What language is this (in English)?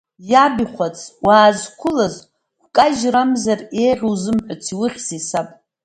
Abkhazian